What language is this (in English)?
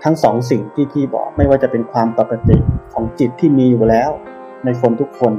Thai